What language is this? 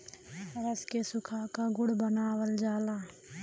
Bhojpuri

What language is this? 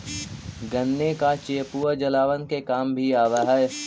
Magahi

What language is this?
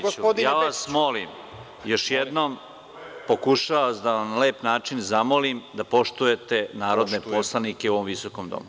Serbian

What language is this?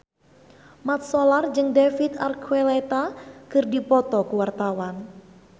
Sundanese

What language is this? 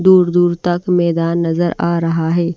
Hindi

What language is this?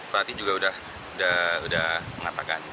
Indonesian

